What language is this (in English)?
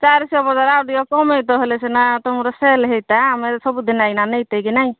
Odia